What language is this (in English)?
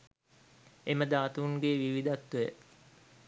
Sinhala